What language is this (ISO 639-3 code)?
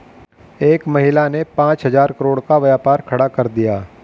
hin